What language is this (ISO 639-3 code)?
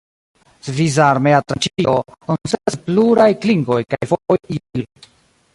epo